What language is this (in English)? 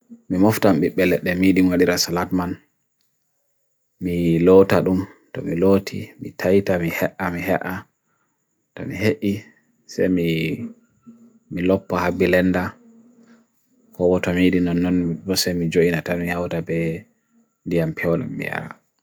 Bagirmi Fulfulde